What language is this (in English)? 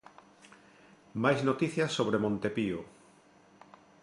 Galician